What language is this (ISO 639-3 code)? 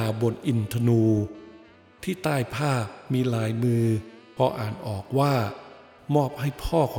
tha